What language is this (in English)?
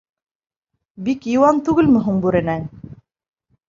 Bashkir